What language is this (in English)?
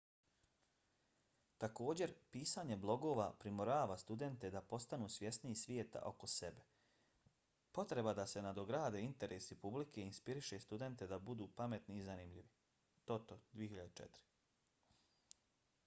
Bosnian